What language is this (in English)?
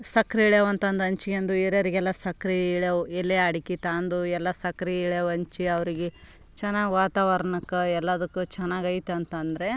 Kannada